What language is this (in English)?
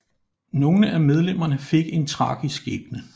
Danish